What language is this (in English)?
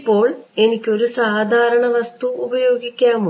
Malayalam